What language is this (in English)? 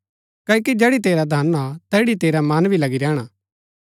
Gaddi